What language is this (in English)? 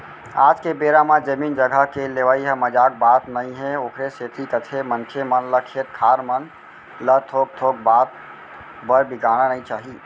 Chhattisgarhi